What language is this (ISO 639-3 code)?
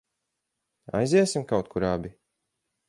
lav